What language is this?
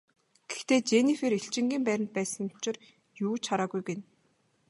Mongolian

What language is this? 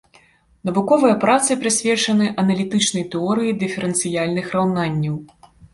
Belarusian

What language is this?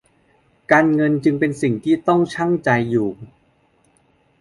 Thai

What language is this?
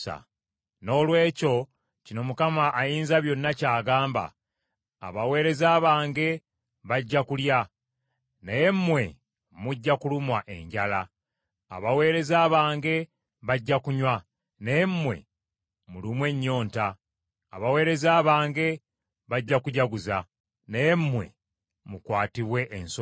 Ganda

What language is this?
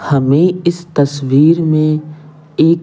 Hindi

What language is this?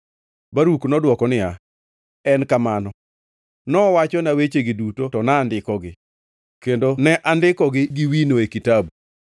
Luo (Kenya and Tanzania)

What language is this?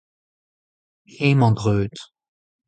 Breton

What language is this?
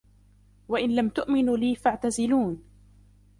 Arabic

